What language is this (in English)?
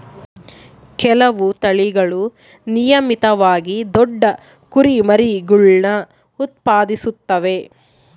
Kannada